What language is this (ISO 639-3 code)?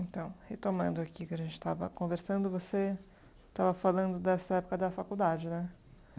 por